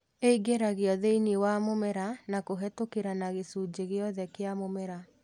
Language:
Kikuyu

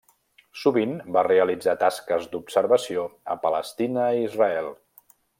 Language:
Catalan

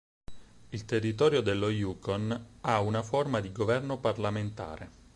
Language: Italian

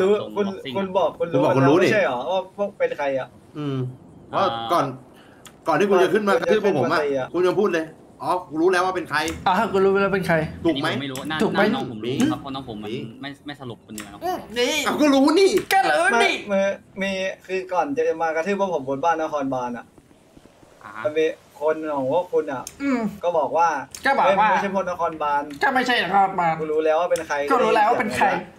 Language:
Thai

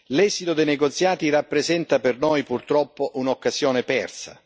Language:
Italian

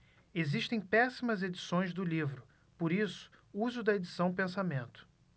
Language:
Portuguese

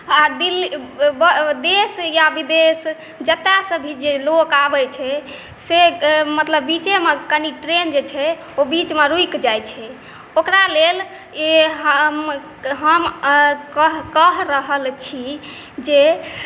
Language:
Maithili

